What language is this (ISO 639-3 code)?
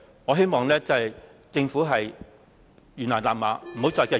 yue